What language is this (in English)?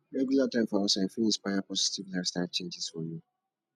Nigerian Pidgin